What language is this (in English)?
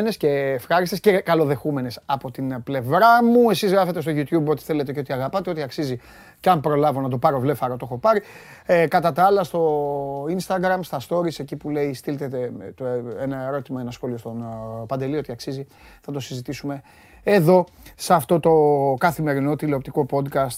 Greek